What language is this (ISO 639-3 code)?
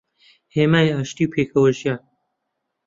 ckb